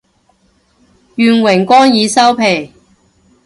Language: Cantonese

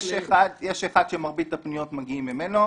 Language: Hebrew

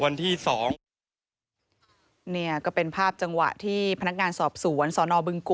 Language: Thai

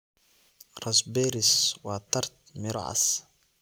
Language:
Somali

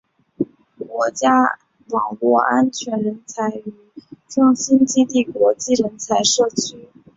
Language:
Chinese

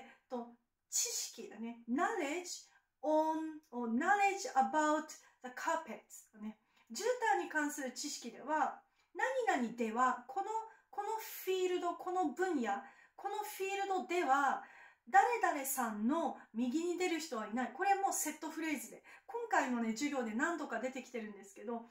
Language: Japanese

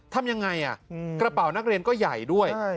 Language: Thai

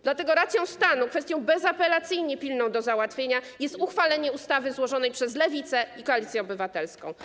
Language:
Polish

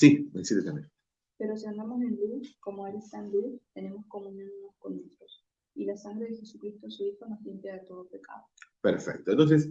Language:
Spanish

